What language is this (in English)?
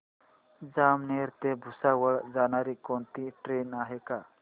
Marathi